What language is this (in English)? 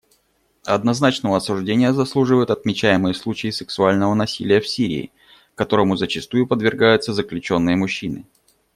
Russian